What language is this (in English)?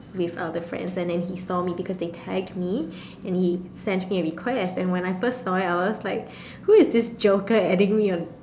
English